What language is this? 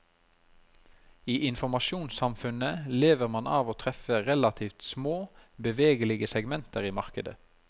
Norwegian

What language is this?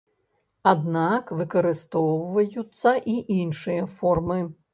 Belarusian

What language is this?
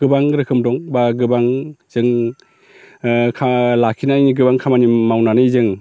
Bodo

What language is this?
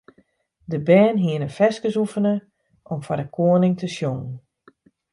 Western Frisian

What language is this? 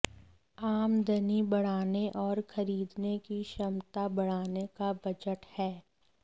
Hindi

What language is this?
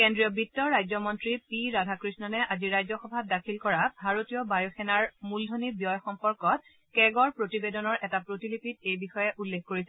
Assamese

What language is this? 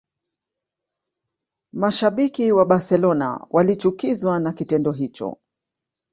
Swahili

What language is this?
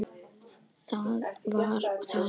Icelandic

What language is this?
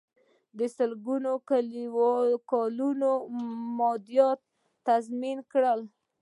Pashto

